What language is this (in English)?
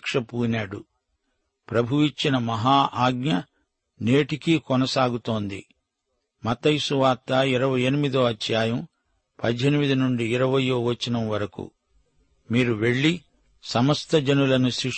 Telugu